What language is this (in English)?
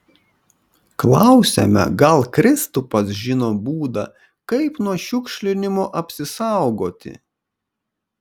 Lithuanian